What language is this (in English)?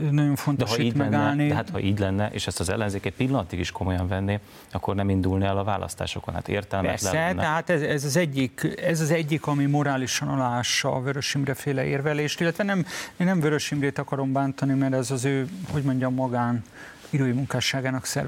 Hungarian